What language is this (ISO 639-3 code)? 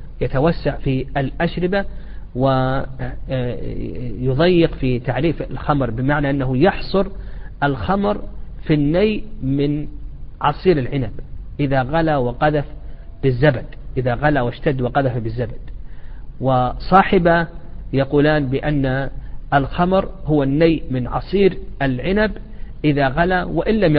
ara